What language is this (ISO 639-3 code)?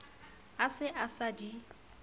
sot